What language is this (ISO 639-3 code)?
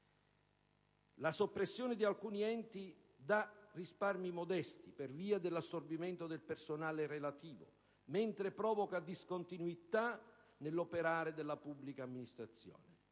ita